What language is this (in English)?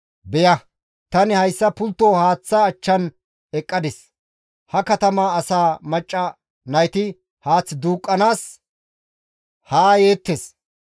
Gamo